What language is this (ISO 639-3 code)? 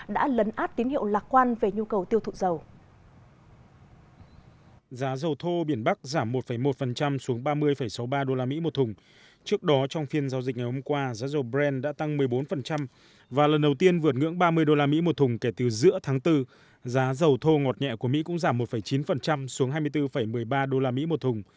vie